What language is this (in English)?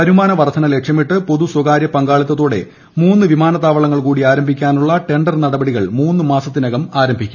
Malayalam